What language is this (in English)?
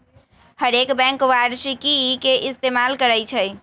Magahi